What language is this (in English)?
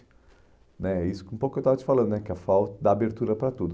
Portuguese